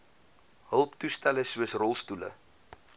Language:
Afrikaans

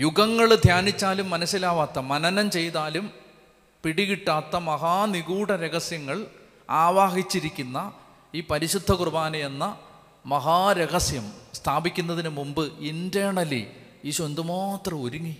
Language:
Malayalam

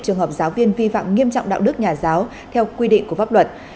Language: Vietnamese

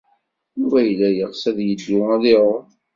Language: Kabyle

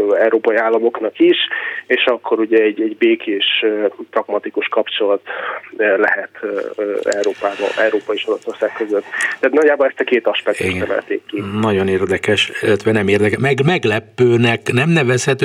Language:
Hungarian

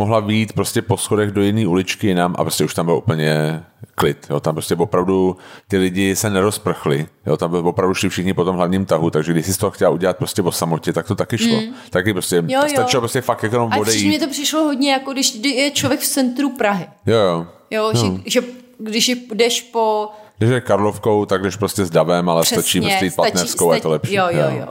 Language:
Czech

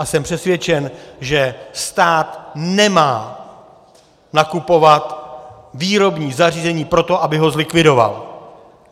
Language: Czech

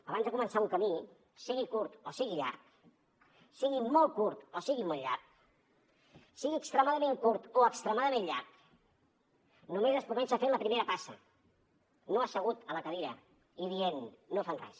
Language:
Catalan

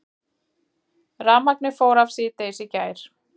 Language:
Icelandic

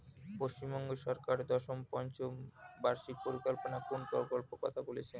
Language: Bangla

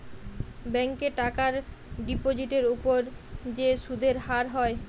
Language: Bangla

